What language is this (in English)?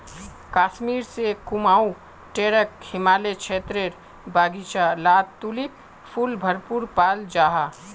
Magahi